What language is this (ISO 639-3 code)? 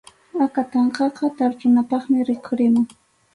qxu